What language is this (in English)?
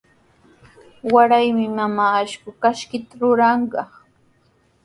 Sihuas Ancash Quechua